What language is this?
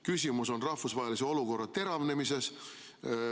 Estonian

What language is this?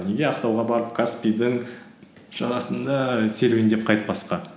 Kazakh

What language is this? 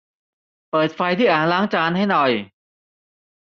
Thai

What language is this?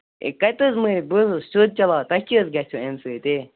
Kashmiri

